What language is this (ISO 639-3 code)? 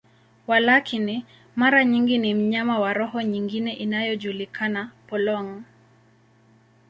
swa